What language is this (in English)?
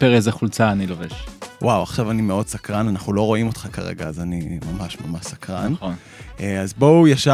Hebrew